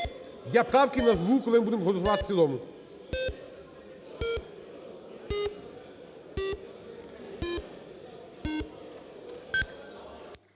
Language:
Ukrainian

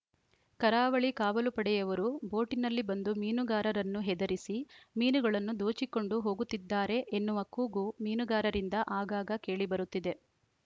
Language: Kannada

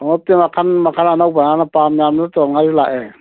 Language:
Manipuri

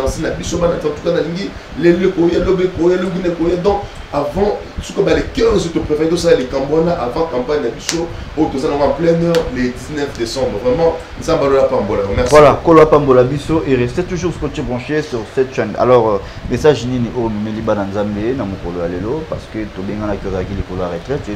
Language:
French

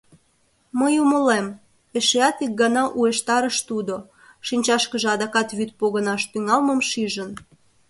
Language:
Mari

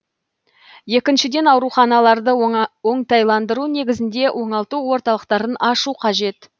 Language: Kazakh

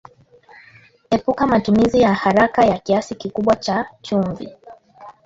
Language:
Swahili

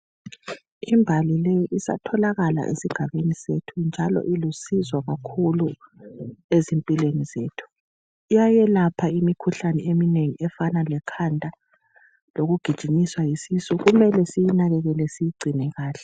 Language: North Ndebele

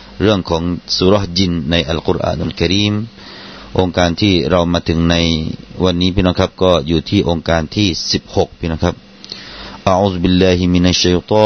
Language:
Thai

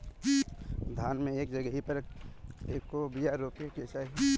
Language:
Bhojpuri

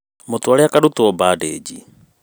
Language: Kikuyu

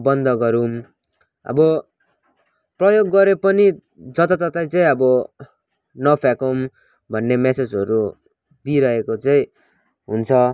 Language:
Nepali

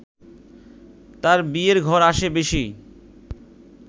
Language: Bangla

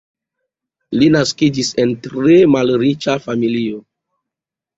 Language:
Esperanto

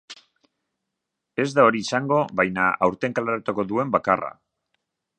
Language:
Basque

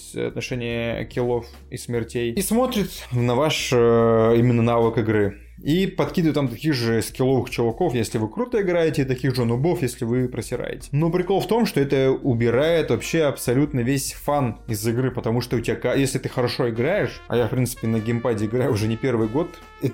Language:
Russian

